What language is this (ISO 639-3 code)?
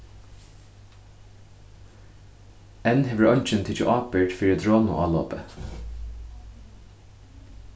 fao